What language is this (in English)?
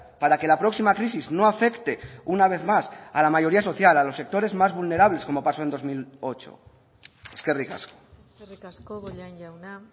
Spanish